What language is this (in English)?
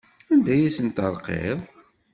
Kabyle